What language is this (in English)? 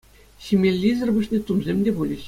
Chuvash